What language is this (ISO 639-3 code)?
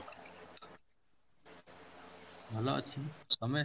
ori